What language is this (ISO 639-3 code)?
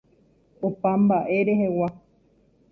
grn